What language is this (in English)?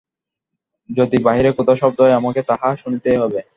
Bangla